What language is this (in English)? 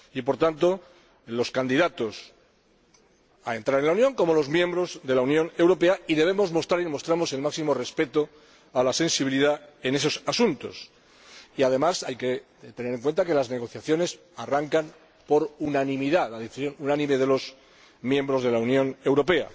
Spanish